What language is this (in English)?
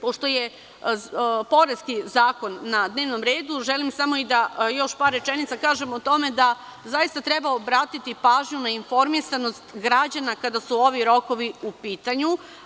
Serbian